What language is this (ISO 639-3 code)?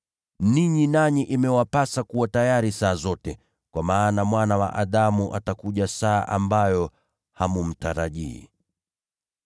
swa